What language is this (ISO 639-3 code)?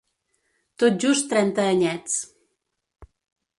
cat